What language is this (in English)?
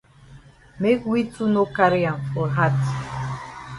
Cameroon Pidgin